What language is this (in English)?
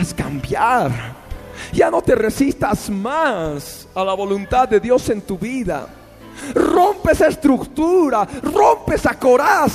Spanish